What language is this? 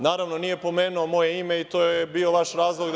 Serbian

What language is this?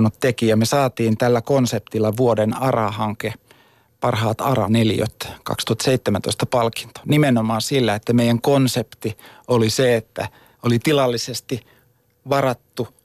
Finnish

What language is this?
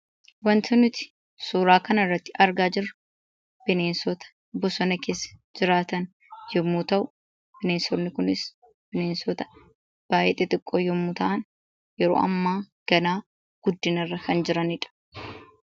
Oromo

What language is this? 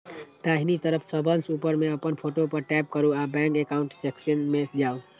Maithili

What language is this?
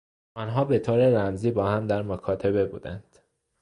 Persian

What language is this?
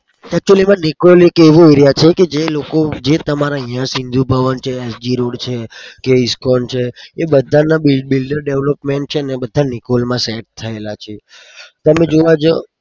Gujarati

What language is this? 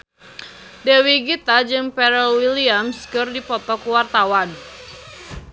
Sundanese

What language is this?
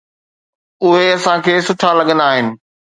Sindhi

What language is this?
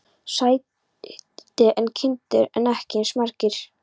Icelandic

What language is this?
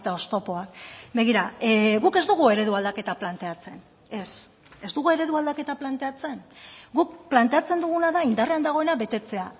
Basque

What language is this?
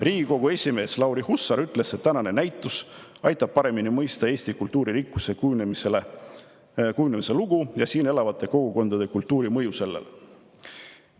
Estonian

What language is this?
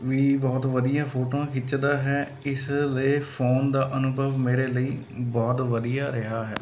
Punjabi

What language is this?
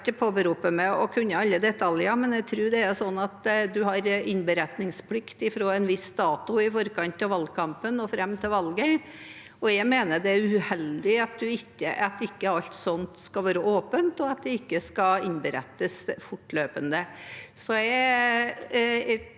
Norwegian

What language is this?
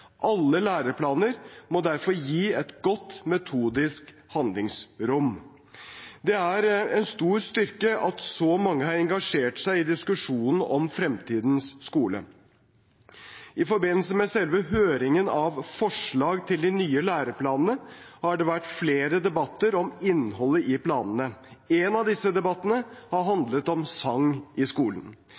Norwegian Bokmål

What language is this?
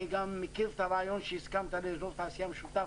Hebrew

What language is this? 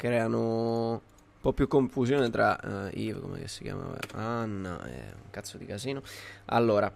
Italian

